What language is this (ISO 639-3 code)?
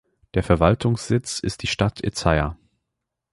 deu